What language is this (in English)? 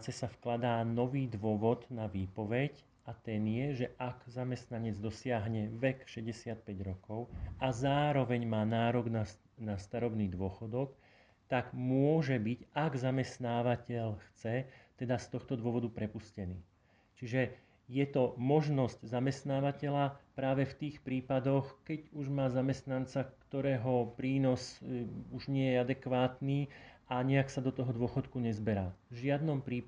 Slovak